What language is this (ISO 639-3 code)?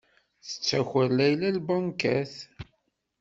kab